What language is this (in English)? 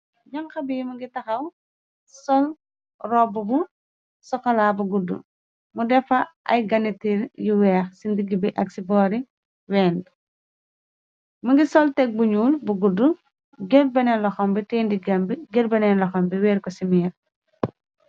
Wolof